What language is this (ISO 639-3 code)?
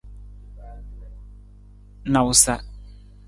nmz